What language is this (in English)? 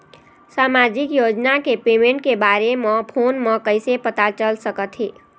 Chhattisgarhi